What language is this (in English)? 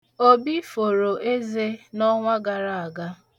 Igbo